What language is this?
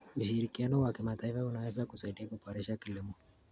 Kalenjin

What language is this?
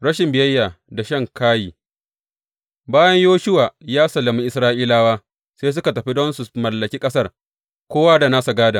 Hausa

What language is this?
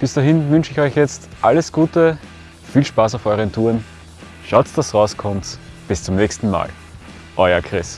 German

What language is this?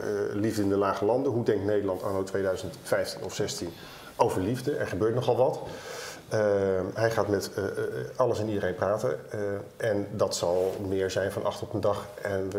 Dutch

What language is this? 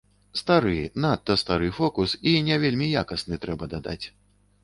Belarusian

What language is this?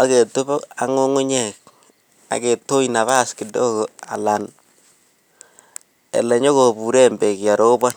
Kalenjin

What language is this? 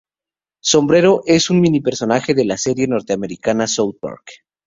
Spanish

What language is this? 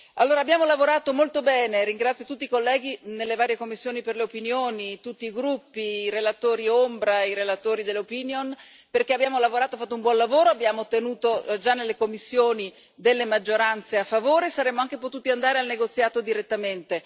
Italian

